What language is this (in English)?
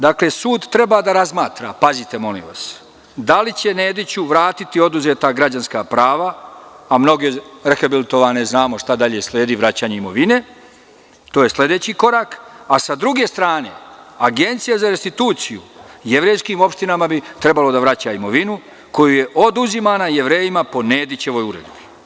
Serbian